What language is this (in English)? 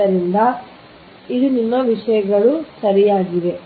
Kannada